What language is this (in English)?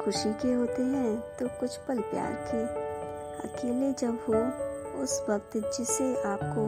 Hindi